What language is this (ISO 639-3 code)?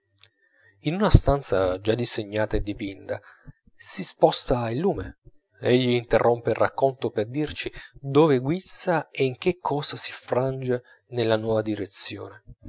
ita